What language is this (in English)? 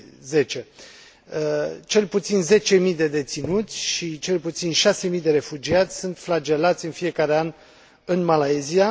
Romanian